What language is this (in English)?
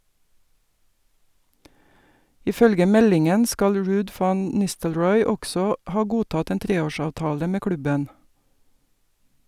Norwegian